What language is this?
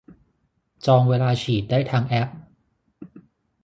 Thai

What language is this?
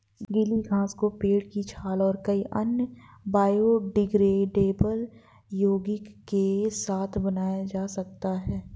Hindi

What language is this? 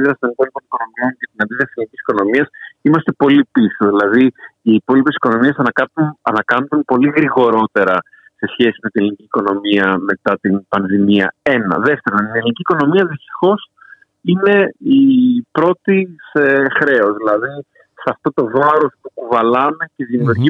Greek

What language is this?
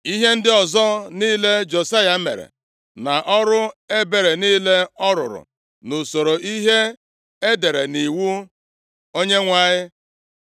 Igbo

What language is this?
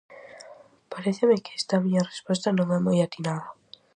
Galician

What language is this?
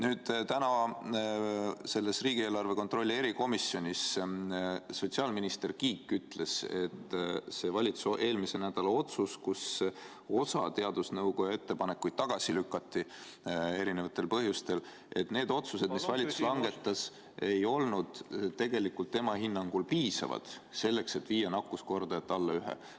Estonian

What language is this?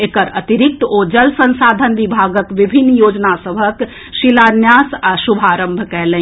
Maithili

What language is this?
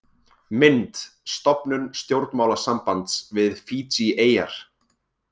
Icelandic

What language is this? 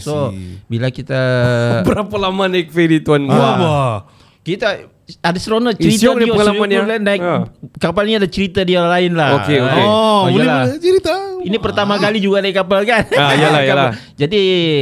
Malay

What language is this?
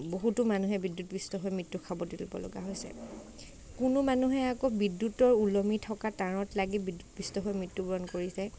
Assamese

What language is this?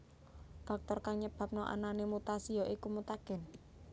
Javanese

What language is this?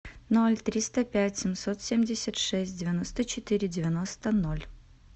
Russian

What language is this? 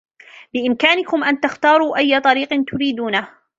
Arabic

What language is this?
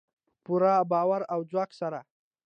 Pashto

